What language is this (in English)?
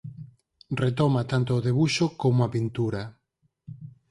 Galician